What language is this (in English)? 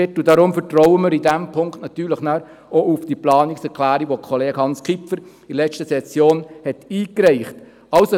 Swiss German